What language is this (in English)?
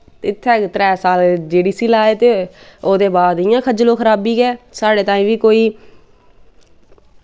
Dogri